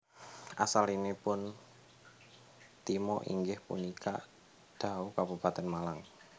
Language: Javanese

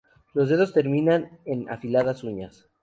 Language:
Spanish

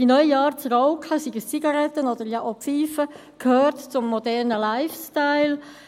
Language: Swiss German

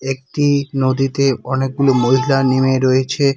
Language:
Bangla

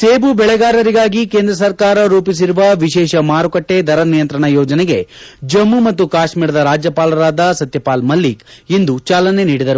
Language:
Kannada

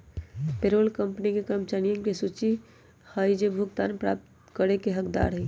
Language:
Magahi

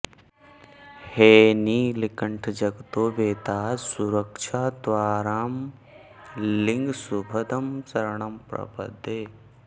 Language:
Sanskrit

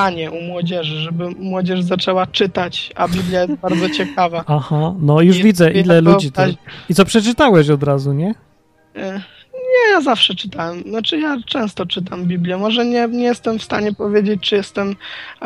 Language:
Polish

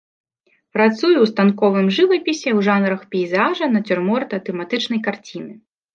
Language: Belarusian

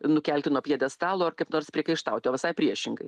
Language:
Lithuanian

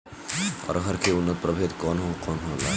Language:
Bhojpuri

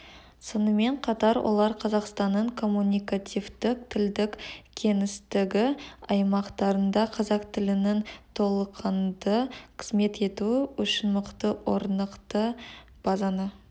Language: Kazakh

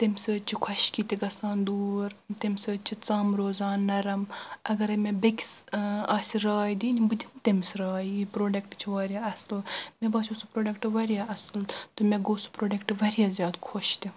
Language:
Kashmiri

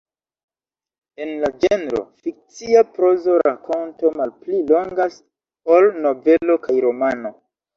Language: Esperanto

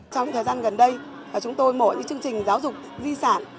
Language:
Vietnamese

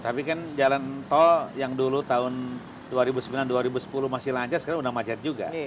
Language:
Indonesian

